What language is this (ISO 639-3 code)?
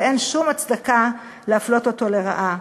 heb